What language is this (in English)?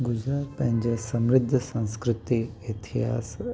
Sindhi